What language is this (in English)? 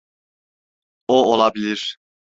Turkish